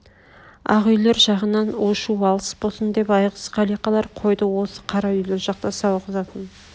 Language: Kazakh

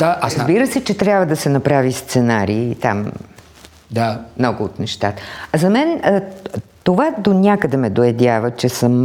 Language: Bulgarian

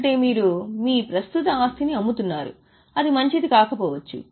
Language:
Telugu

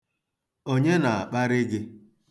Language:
Igbo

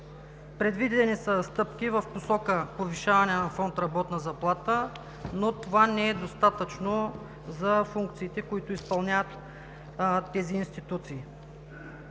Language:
Bulgarian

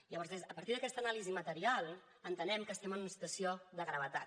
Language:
Catalan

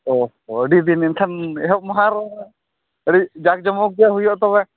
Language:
Santali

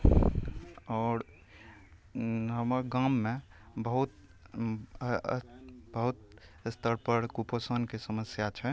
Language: Maithili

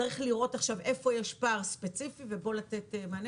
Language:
Hebrew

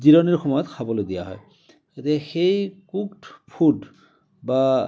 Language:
Assamese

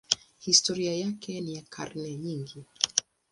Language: Swahili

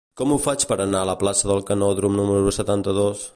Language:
Catalan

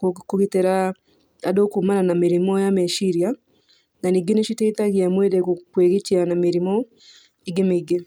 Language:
Kikuyu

